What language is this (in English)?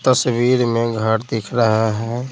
Hindi